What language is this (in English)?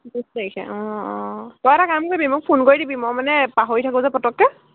Assamese